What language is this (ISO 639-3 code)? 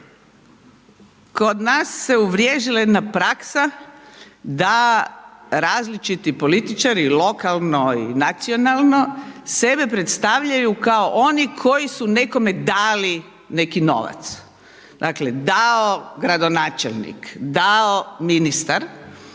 hrv